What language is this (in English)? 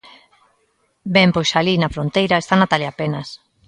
Galician